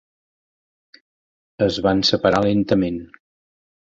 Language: Catalan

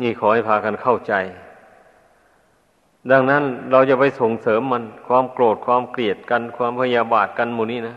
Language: Thai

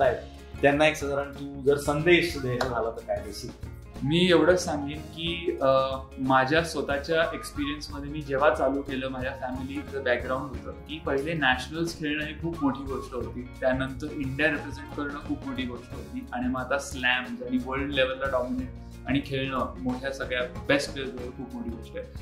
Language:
Marathi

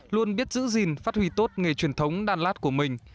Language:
Vietnamese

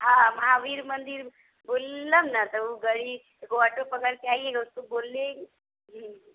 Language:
Maithili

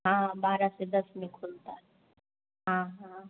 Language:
Hindi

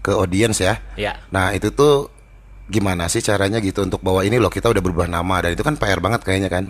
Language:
Indonesian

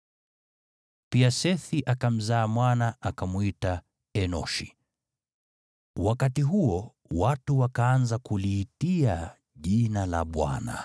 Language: Swahili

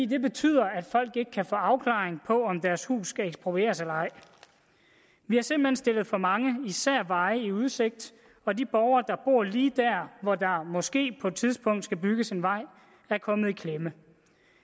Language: Danish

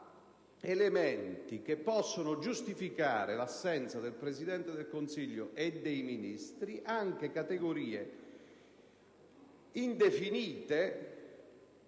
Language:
Italian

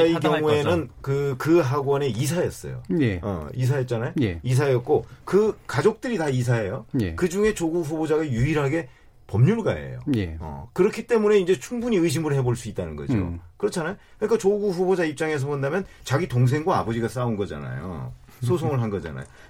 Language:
Korean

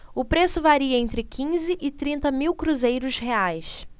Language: Portuguese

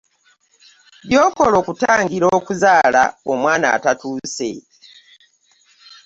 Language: Ganda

